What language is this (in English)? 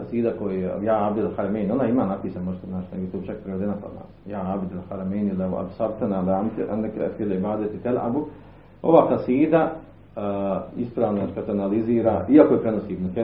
Croatian